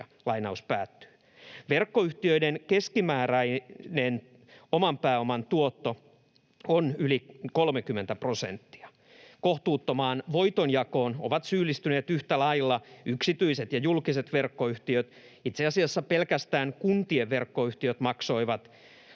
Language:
Finnish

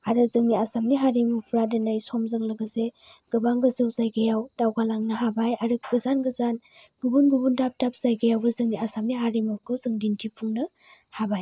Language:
Bodo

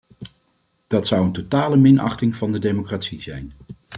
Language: Dutch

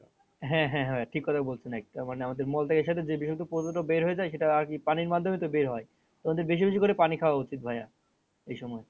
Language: Bangla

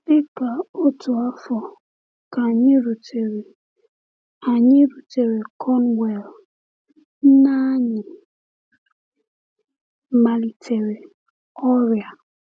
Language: Igbo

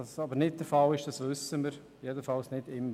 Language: Swiss German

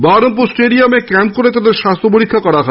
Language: Bangla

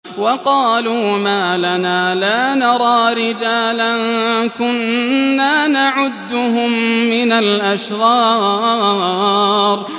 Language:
Arabic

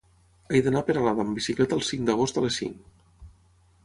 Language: Catalan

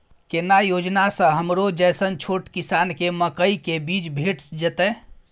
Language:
Maithili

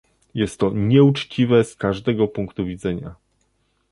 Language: Polish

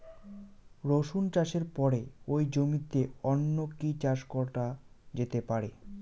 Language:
Bangla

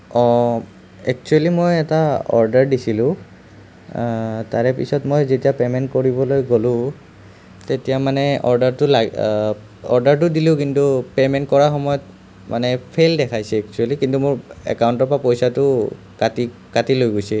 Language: Assamese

